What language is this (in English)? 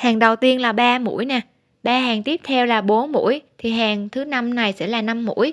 Vietnamese